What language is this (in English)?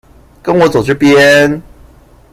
Chinese